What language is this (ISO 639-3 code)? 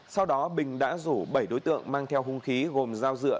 vie